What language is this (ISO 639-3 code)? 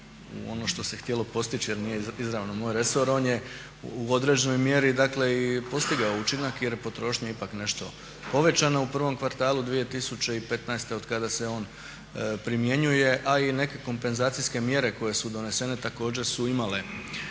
hrv